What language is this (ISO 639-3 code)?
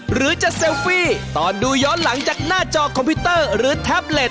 tha